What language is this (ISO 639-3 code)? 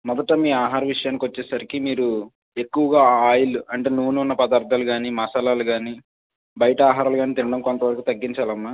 tel